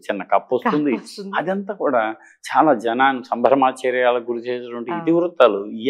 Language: Telugu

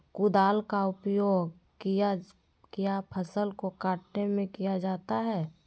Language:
Magahi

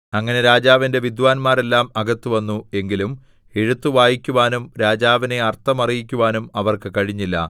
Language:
Malayalam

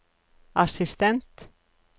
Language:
Norwegian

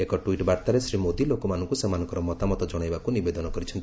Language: Odia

